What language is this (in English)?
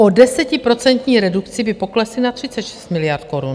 Czech